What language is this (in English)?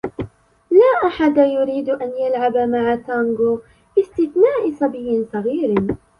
Arabic